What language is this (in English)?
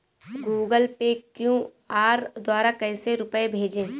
Hindi